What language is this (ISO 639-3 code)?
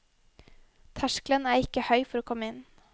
nor